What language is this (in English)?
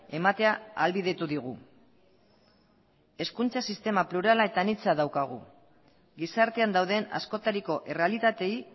Basque